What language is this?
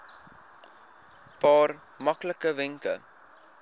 Afrikaans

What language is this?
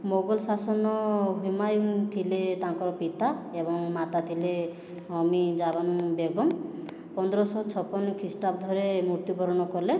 Odia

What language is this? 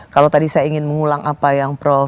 Indonesian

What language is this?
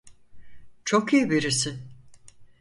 Turkish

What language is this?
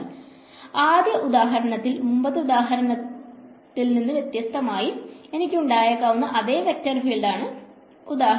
Malayalam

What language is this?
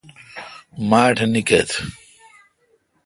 Kalkoti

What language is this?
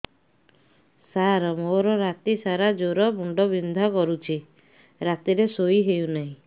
Odia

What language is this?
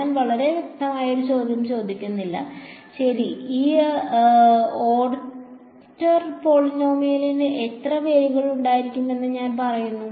Malayalam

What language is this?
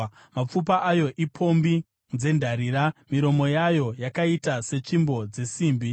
Shona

